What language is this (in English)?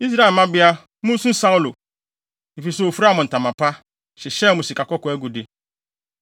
Akan